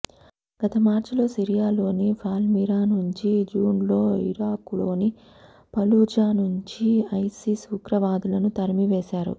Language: Telugu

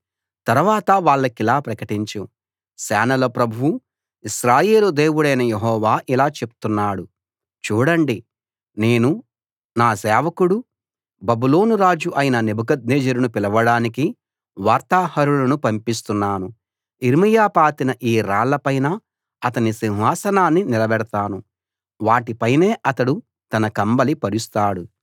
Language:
Telugu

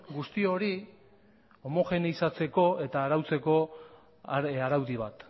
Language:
Basque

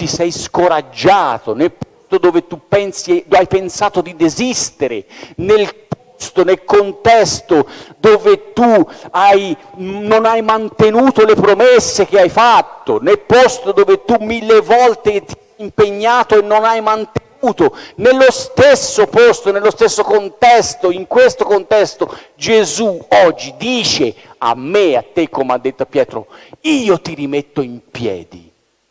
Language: Italian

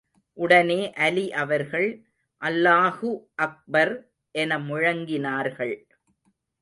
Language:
Tamil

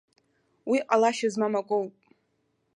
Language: Abkhazian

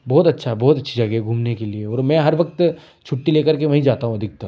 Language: Hindi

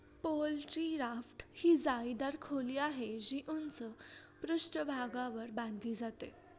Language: Marathi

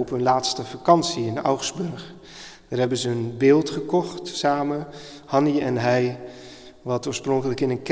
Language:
Dutch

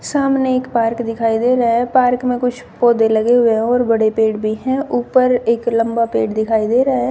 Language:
Hindi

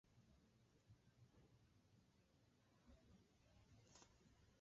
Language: Guarani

